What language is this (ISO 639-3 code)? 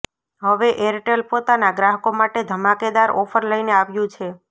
guj